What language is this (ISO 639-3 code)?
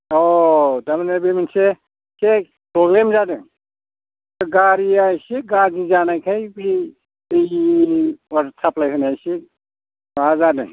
brx